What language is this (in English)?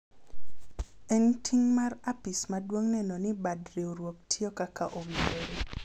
Luo (Kenya and Tanzania)